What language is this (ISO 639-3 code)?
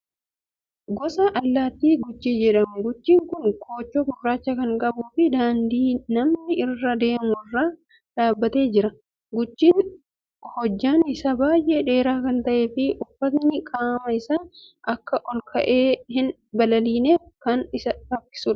orm